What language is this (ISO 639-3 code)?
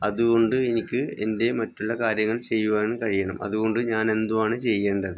mal